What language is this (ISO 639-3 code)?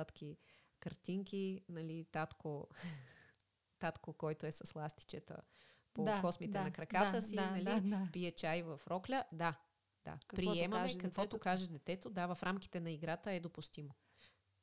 bul